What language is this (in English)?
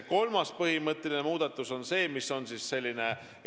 Estonian